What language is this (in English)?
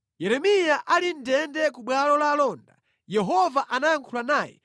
Nyanja